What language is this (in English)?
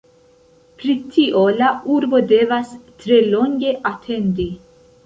Esperanto